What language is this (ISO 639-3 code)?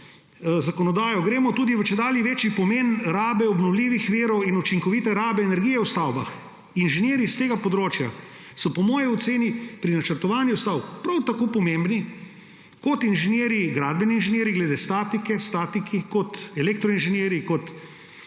slv